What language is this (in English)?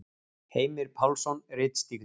Icelandic